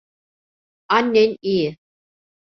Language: Turkish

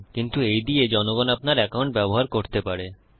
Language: Bangla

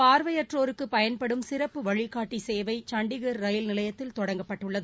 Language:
Tamil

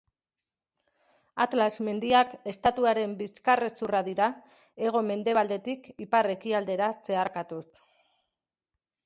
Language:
Basque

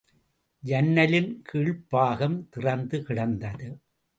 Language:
Tamil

